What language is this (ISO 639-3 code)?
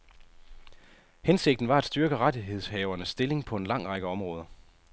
dan